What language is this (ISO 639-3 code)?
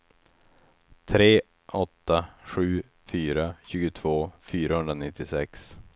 swe